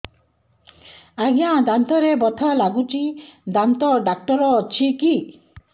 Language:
Odia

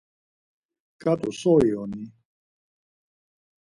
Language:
Laz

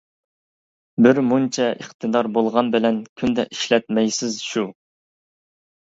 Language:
Uyghur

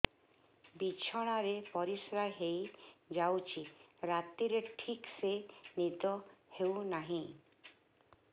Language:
Odia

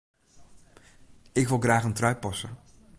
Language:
Western Frisian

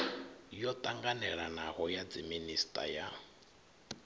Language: Venda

